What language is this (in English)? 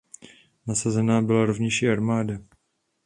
Czech